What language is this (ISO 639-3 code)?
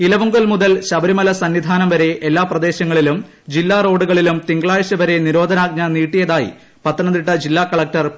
mal